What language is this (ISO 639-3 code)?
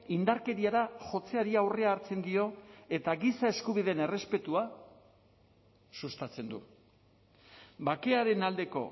eus